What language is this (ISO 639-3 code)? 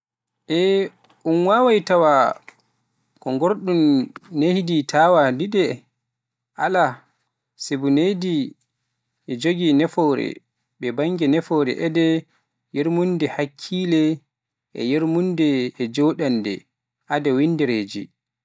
fuf